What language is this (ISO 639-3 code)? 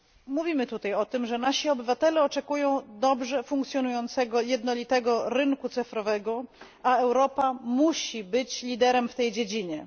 pol